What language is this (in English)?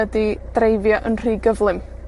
Welsh